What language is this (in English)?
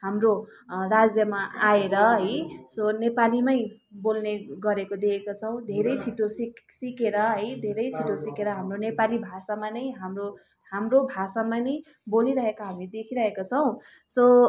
Nepali